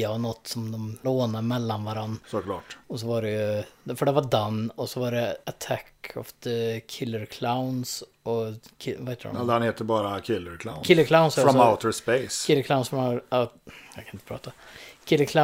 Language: Swedish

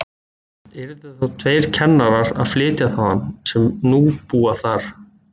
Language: Icelandic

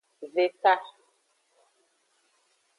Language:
Aja (Benin)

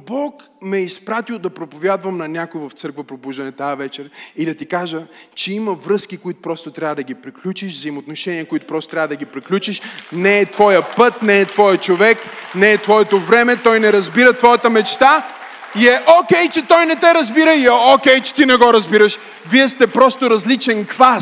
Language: Bulgarian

